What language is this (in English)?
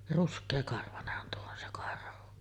Finnish